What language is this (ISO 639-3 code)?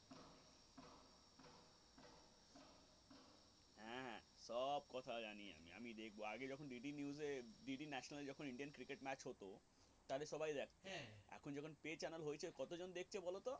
ben